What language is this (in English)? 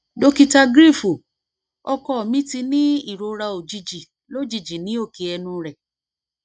Yoruba